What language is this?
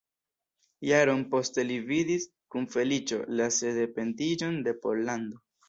Esperanto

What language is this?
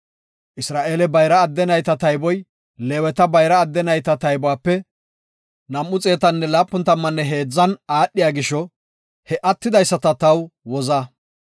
Gofa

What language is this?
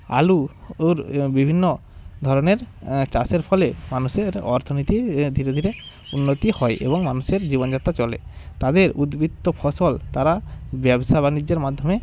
Bangla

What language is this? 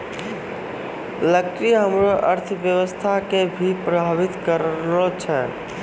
Maithili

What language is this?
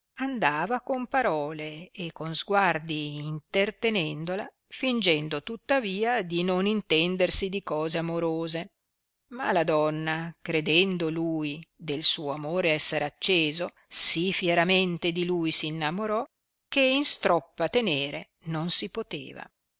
Italian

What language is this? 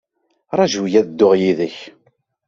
Kabyle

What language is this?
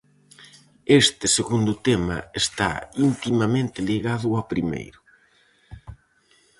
Galician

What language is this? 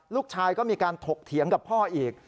Thai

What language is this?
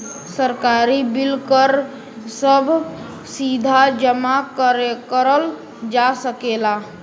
Bhojpuri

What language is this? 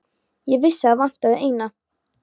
Icelandic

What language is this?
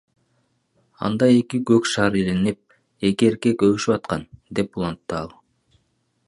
Kyrgyz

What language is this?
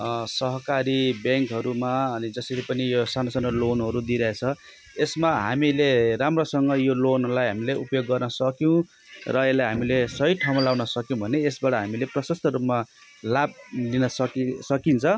Nepali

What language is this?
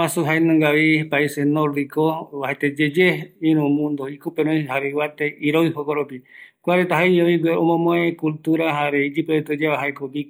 Eastern Bolivian Guaraní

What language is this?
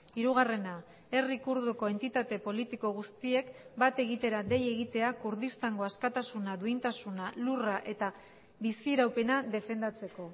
Basque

